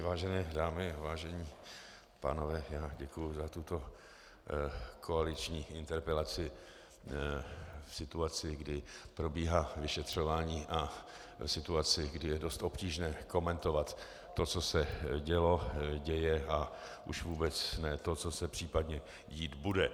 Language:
Czech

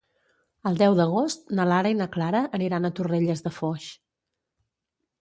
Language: Catalan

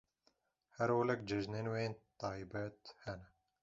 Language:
Kurdish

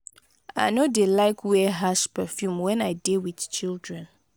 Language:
Nigerian Pidgin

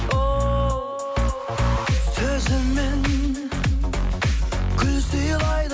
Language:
Kazakh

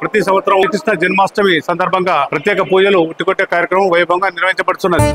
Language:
Telugu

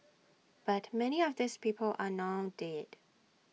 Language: English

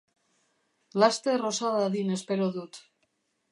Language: Basque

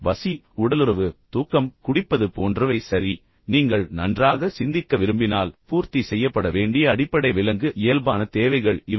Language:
Tamil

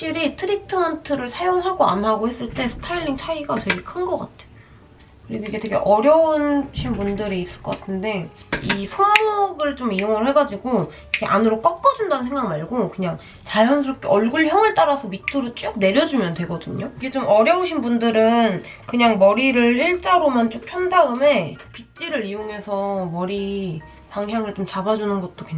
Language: Korean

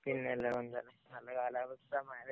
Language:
Malayalam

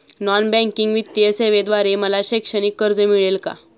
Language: Marathi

